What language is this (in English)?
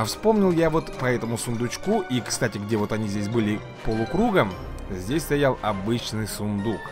Russian